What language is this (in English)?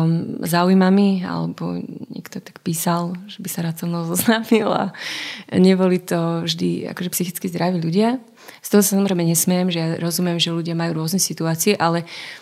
Slovak